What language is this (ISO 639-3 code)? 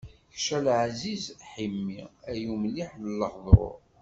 kab